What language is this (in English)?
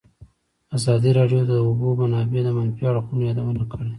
Pashto